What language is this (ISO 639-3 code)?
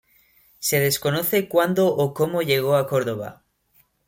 spa